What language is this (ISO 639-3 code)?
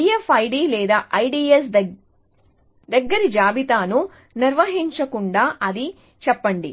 tel